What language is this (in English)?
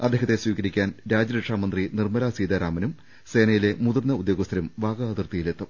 Malayalam